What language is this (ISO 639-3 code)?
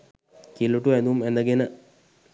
sin